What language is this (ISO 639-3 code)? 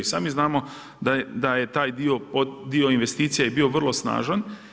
hrv